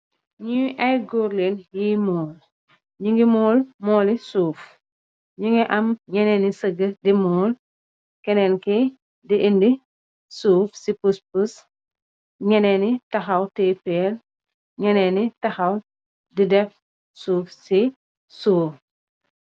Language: Wolof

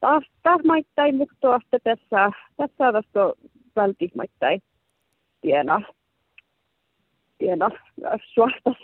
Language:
Finnish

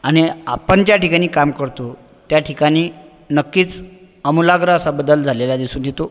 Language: Marathi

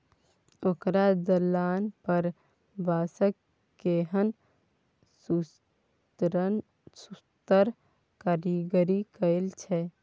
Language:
Maithili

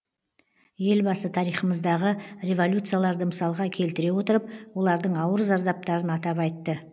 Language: Kazakh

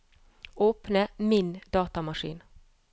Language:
Norwegian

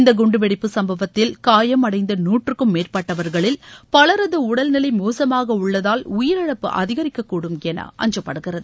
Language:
Tamil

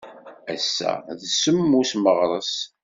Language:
Kabyle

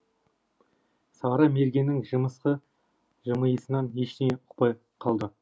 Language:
Kazakh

